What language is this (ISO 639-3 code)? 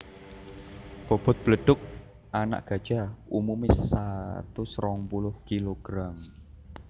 jav